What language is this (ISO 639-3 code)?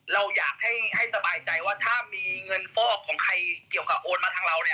tha